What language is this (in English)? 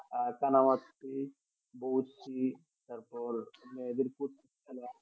Bangla